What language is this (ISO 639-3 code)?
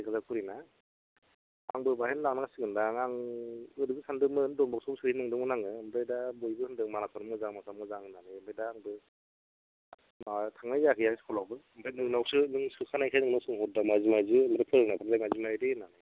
brx